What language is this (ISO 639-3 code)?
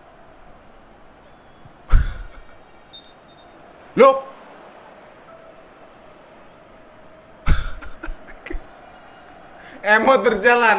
ind